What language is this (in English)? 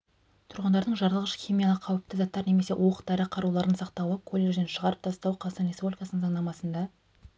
Kazakh